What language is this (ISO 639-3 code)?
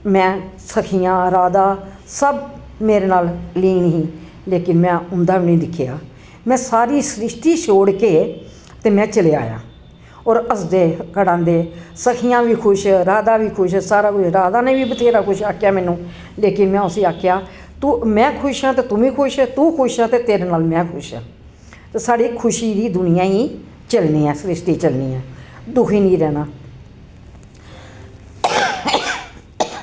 doi